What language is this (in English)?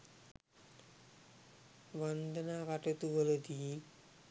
Sinhala